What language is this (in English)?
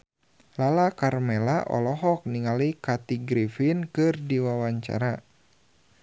Sundanese